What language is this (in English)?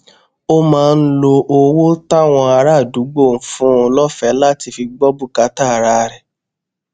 Yoruba